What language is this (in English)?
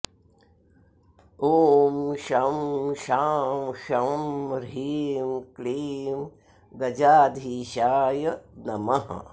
Sanskrit